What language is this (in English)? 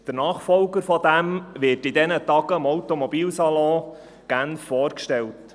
Swiss German